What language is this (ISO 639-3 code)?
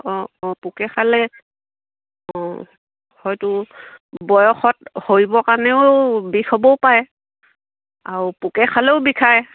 asm